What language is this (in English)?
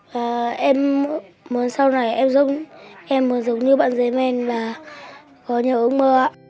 Vietnamese